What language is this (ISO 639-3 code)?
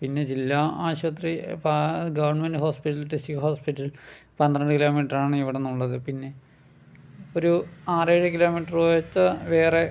mal